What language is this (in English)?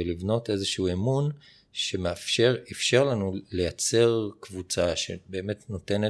Hebrew